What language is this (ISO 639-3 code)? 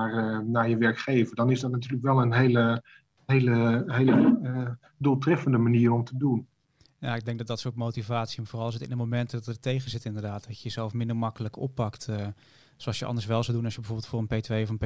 nld